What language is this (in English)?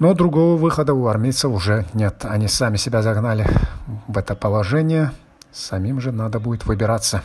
Russian